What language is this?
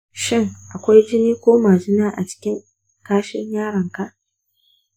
Hausa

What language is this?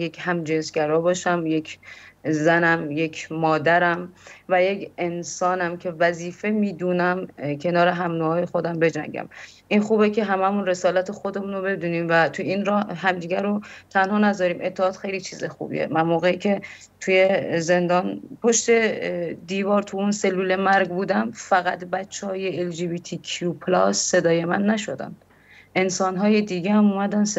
Persian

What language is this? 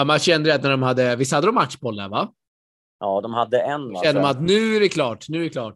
Swedish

